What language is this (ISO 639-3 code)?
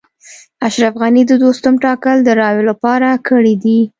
pus